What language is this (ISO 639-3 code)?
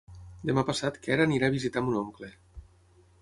cat